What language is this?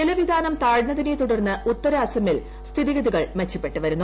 Malayalam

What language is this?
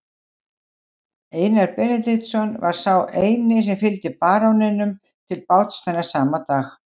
Icelandic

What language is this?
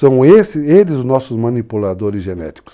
Portuguese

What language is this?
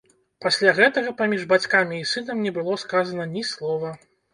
Belarusian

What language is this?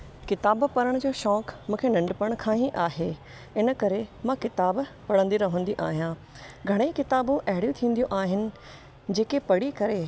Sindhi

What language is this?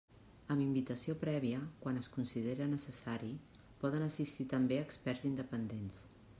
Catalan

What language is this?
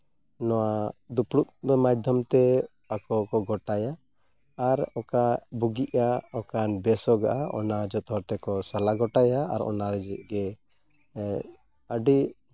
Santali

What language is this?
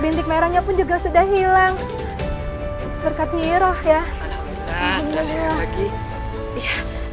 Indonesian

